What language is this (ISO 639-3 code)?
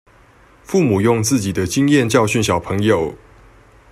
zho